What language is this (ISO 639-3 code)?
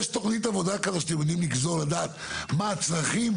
heb